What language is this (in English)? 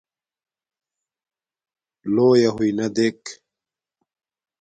Domaaki